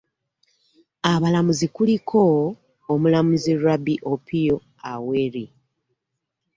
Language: Ganda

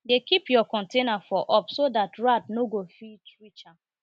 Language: Nigerian Pidgin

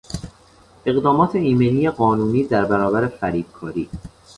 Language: Persian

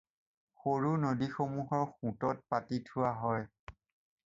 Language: Assamese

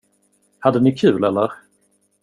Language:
Swedish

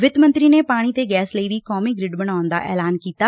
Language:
Punjabi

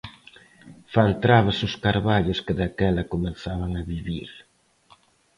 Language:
Galician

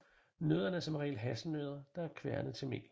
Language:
Danish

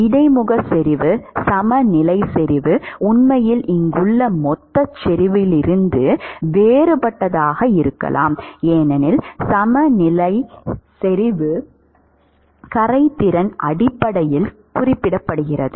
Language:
Tamil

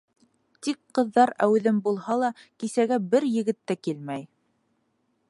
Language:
Bashkir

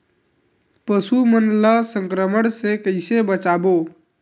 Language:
Chhattisgarhi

